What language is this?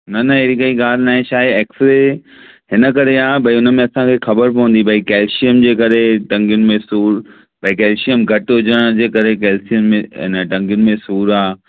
Sindhi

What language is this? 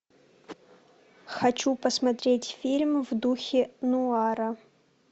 Russian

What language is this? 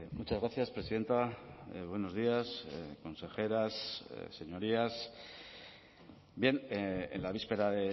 Spanish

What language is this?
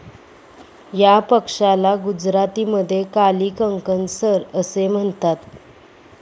Marathi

